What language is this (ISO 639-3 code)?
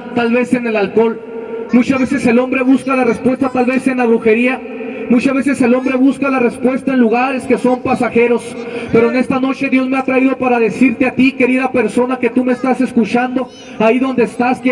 spa